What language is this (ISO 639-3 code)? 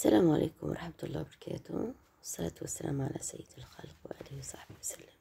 ara